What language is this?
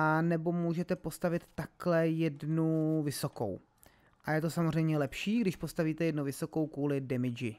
Czech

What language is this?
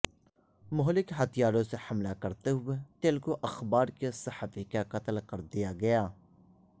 Urdu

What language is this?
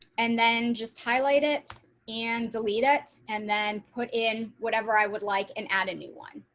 English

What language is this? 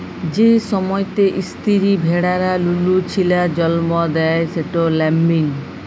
Bangla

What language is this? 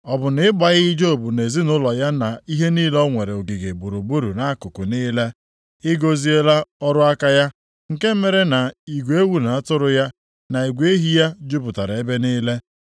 Igbo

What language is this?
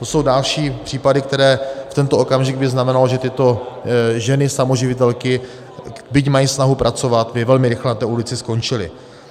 Czech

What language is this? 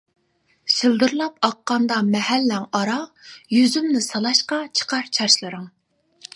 Uyghur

